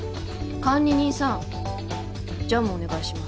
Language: Japanese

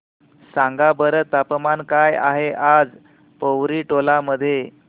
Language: Marathi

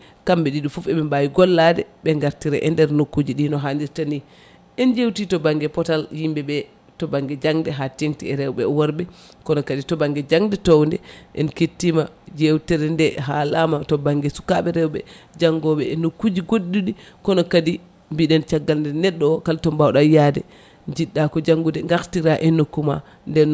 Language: Fula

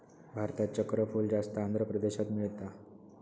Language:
Marathi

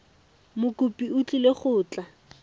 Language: Tswana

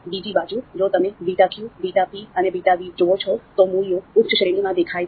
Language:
Gujarati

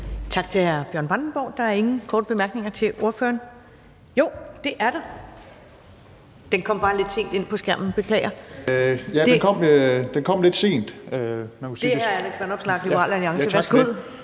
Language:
Danish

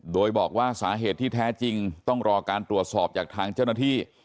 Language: Thai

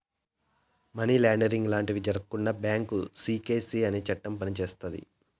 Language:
Telugu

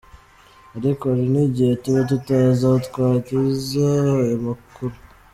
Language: Kinyarwanda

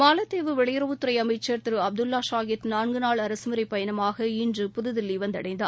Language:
Tamil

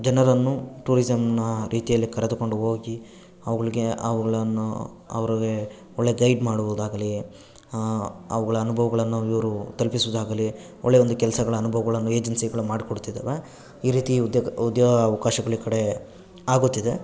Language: Kannada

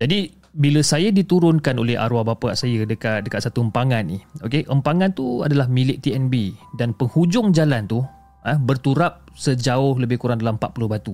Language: Malay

